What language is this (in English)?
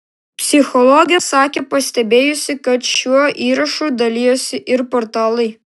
Lithuanian